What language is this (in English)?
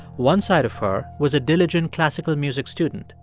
English